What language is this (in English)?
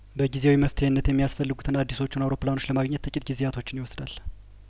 Amharic